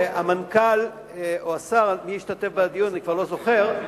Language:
Hebrew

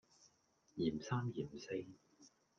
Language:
Cantonese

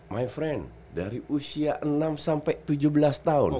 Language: Indonesian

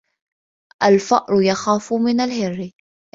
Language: Arabic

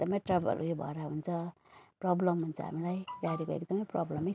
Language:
Nepali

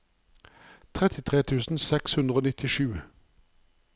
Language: Norwegian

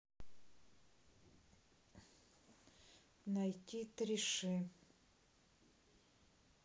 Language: Russian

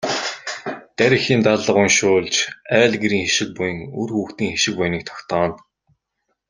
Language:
Mongolian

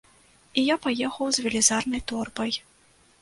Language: Belarusian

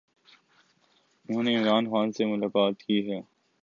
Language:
Urdu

